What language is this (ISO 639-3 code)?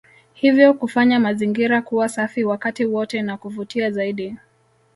swa